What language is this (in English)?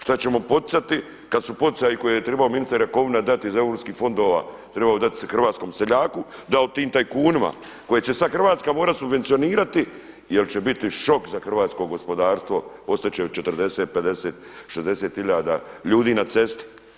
Croatian